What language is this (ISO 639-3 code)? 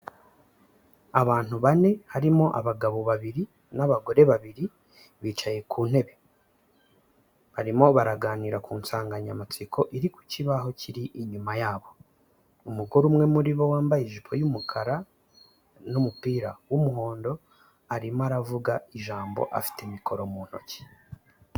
kin